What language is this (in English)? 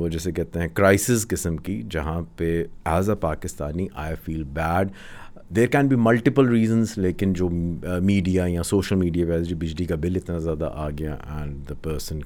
Urdu